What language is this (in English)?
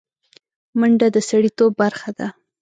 Pashto